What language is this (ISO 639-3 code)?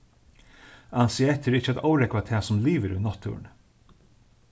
fao